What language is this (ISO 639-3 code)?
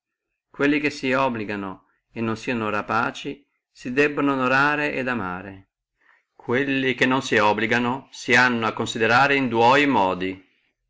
ita